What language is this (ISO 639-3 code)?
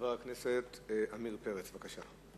heb